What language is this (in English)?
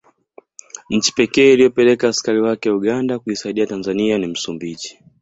Swahili